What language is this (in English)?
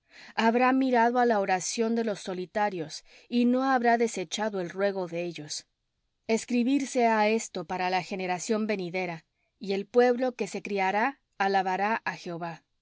Spanish